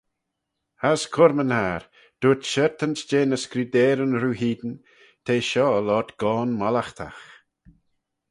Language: Manx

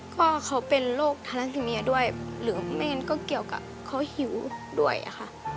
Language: Thai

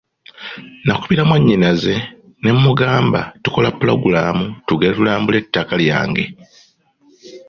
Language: Ganda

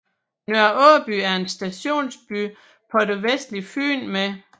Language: Danish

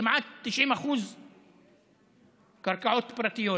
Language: Hebrew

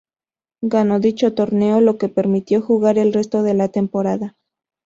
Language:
Spanish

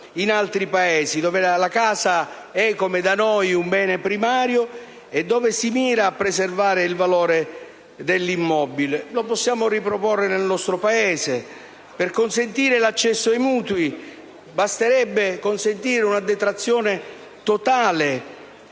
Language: Italian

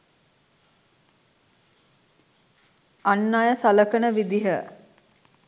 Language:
Sinhala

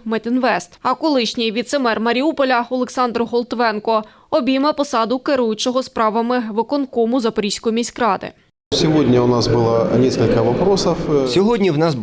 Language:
Ukrainian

